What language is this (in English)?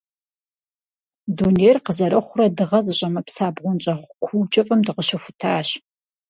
Kabardian